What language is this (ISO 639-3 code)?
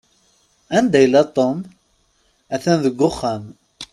kab